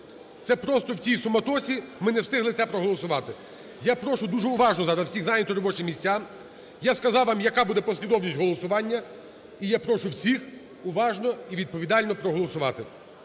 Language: Ukrainian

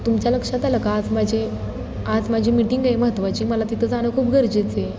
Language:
Marathi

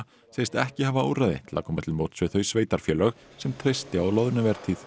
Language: Icelandic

